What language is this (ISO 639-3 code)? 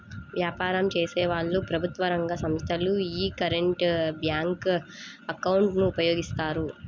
tel